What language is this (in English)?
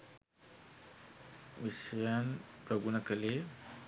Sinhala